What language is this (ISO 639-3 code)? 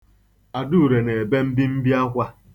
ibo